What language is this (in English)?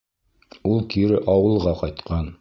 Bashkir